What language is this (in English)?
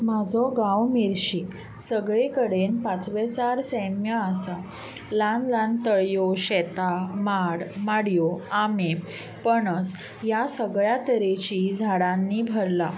Konkani